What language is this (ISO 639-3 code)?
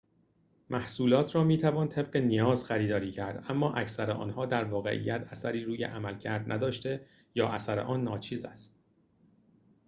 fas